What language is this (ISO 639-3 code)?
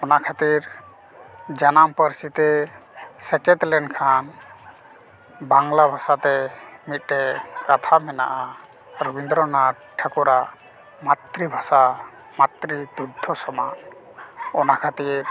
sat